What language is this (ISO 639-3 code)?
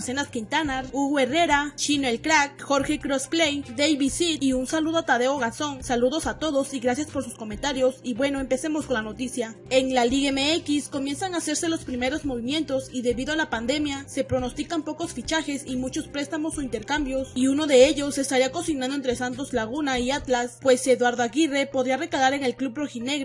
spa